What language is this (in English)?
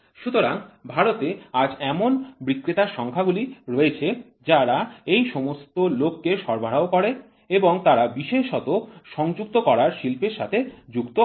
Bangla